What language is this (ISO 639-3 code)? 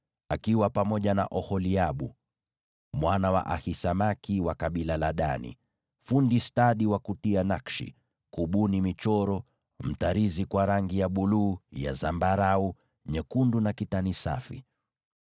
swa